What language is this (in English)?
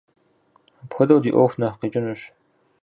Kabardian